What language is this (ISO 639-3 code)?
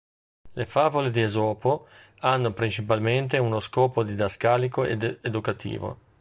ita